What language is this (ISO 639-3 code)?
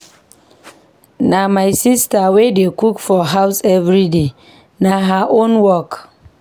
pcm